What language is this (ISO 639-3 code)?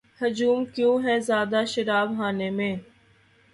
urd